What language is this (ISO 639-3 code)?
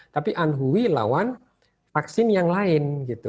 ind